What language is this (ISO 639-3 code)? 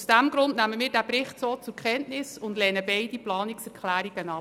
gsw